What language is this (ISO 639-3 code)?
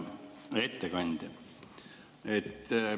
est